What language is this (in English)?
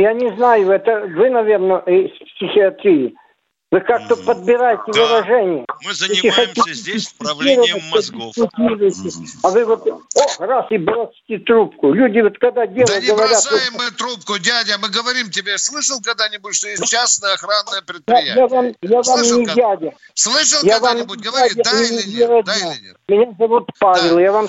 Russian